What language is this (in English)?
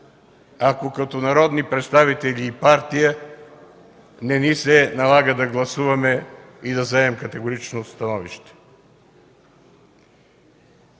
Bulgarian